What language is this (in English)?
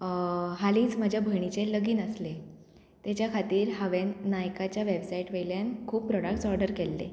Konkani